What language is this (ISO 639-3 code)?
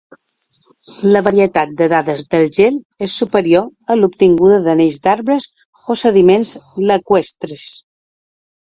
cat